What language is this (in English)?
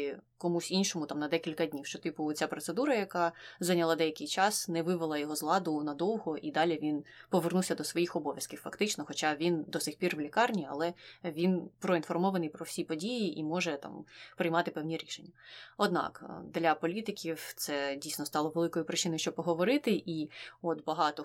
Ukrainian